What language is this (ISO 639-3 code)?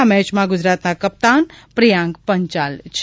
guj